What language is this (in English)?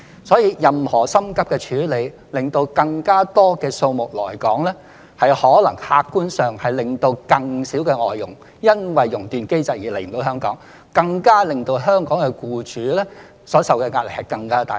Cantonese